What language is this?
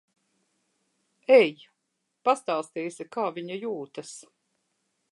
Latvian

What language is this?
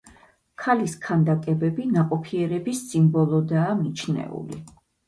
Georgian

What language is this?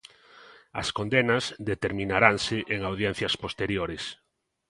Galician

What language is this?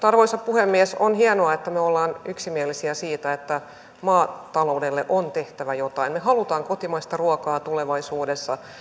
Finnish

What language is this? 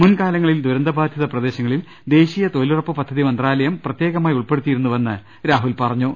Malayalam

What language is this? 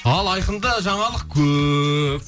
Kazakh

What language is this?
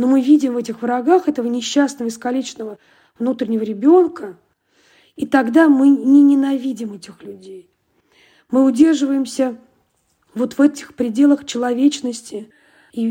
Russian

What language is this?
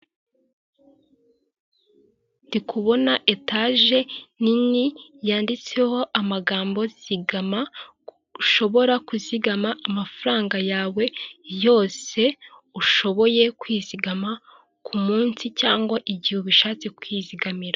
Kinyarwanda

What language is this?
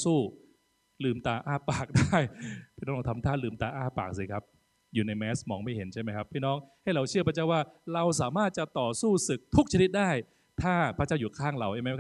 Thai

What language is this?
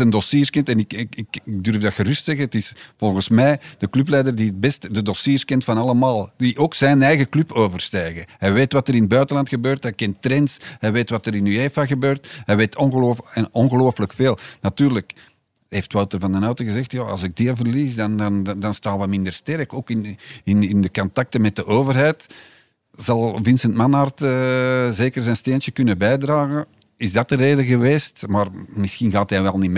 Dutch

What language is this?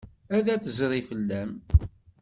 Kabyle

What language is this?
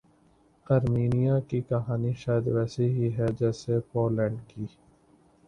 Urdu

